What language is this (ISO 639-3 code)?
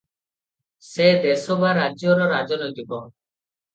ori